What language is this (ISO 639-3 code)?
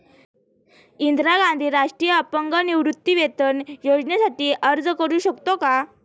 mar